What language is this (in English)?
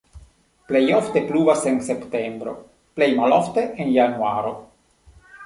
Esperanto